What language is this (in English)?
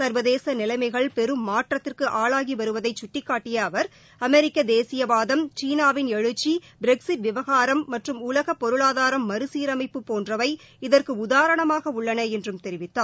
Tamil